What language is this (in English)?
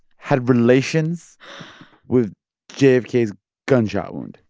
English